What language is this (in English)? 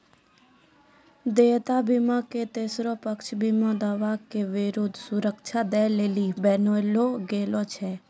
Maithili